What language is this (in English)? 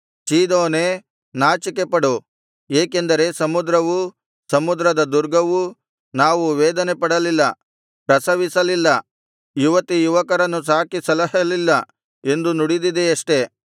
Kannada